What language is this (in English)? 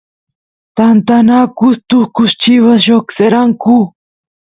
Santiago del Estero Quichua